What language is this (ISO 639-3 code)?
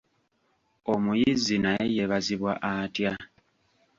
lug